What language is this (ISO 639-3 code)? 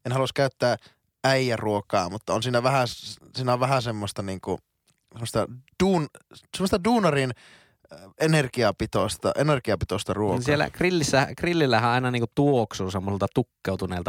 fin